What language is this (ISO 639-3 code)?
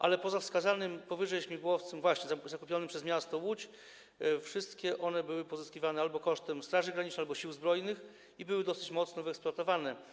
pol